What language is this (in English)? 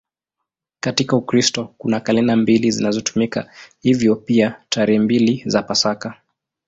Swahili